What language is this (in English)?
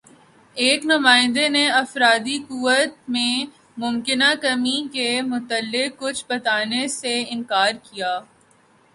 Urdu